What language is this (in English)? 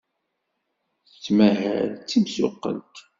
Kabyle